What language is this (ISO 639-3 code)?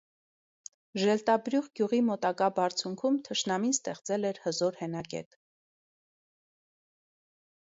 hye